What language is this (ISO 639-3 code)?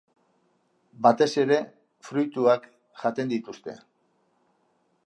eus